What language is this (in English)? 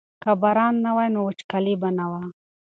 Pashto